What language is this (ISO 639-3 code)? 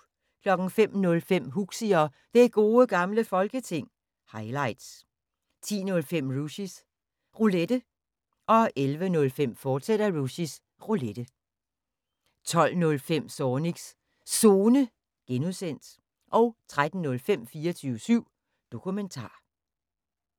dan